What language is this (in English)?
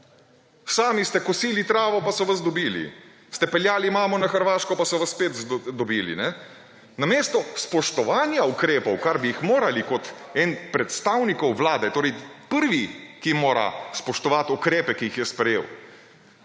Slovenian